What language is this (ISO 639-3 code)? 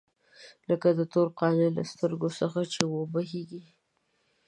pus